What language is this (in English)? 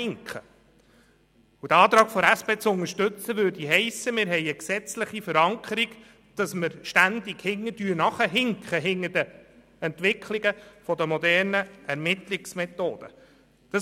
Swiss German